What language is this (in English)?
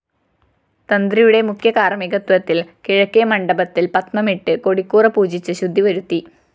Malayalam